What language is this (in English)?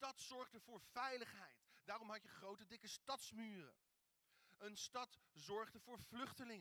Dutch